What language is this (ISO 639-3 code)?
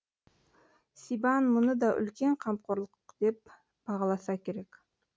kaz